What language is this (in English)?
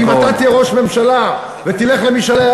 Hebrew